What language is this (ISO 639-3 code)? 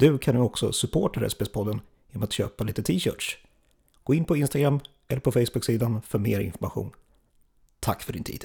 swe